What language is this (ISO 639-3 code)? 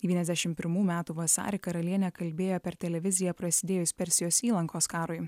lit